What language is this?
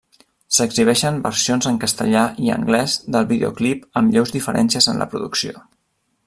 Catalan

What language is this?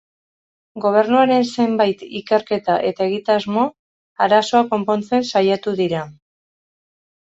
Basque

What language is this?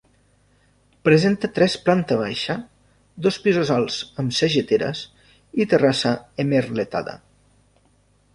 Catalan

